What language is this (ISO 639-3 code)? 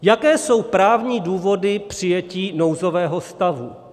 ces